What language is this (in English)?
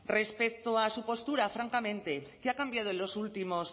Spanish